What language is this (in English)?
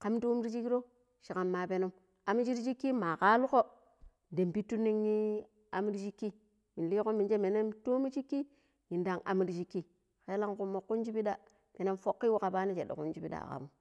Pero